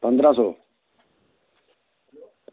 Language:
Dogri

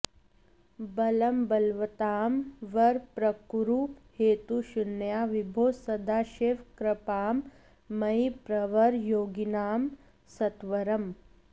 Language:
Sanskrit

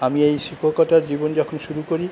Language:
Bangla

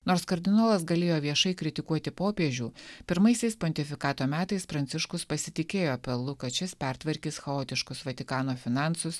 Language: Lithuanian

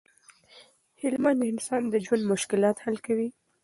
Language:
Pashto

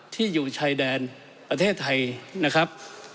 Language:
Thai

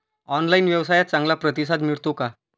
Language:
Marathi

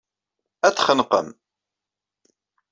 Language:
Kabyle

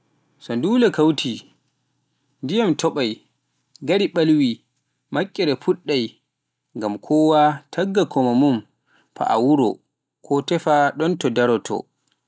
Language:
Pular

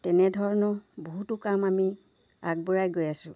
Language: Assamese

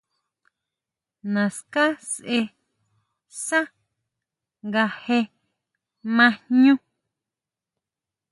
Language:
Huautla Mazatec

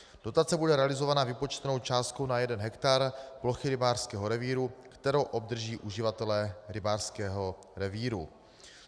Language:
Czech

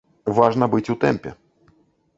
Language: Belarusian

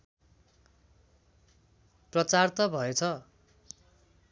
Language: Nepali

